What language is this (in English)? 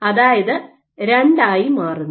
Malayalam